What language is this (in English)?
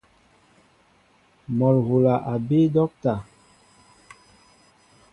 Mbo (Cameroon)